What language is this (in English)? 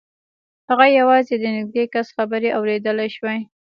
Pashto